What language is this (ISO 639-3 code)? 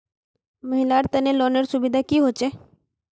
mag